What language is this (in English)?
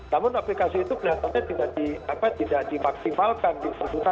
Indonesian